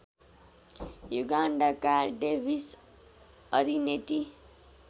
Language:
Nepali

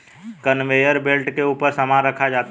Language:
Hindi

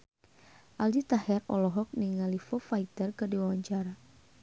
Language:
Sundanese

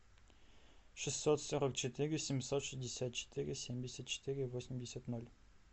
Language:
Russian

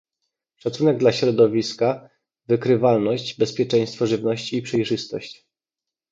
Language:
Polish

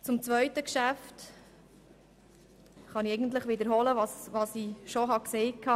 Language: Swiss German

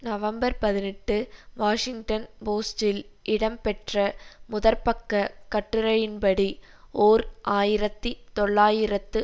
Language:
Tamil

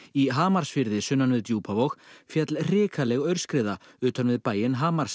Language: Icelandic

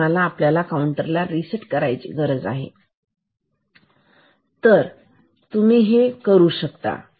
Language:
Marathi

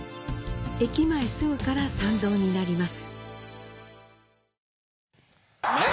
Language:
Japanese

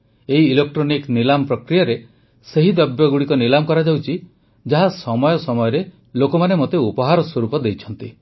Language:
Odia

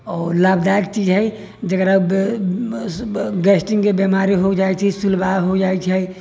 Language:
Maithili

